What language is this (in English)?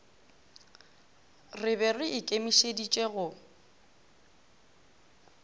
Northern Sotho